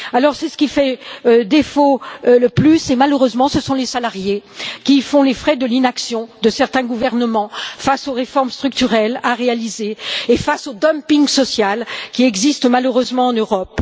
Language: French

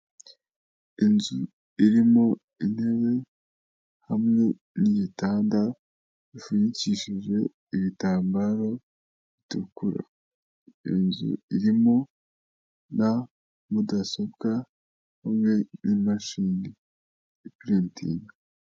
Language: Kinyarwanda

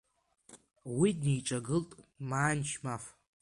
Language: Abkhazian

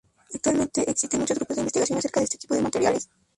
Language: Spanish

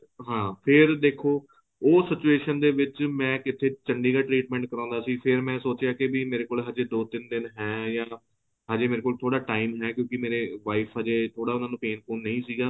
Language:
Punjabi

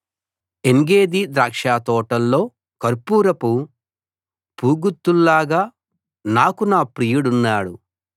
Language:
Telugu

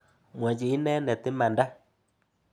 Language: Kalenjin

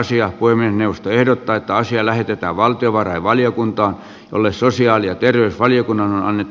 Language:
Finnish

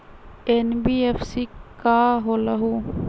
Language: Magahi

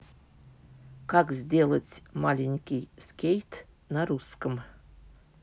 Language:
Russian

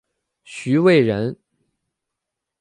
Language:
Chinese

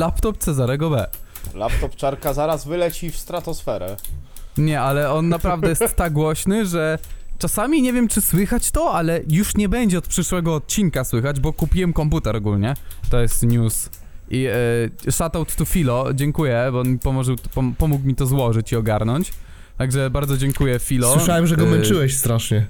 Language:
Polish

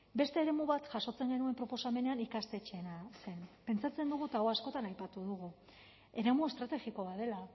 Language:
Basque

